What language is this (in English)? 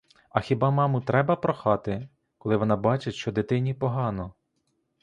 Ukrainian